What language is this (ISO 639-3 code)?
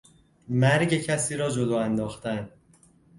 fas